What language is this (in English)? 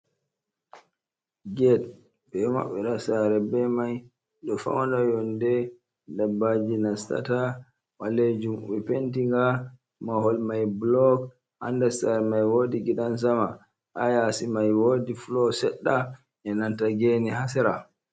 Fula